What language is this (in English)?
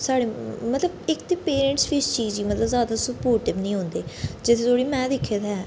Dogri